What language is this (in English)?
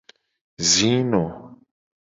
Gen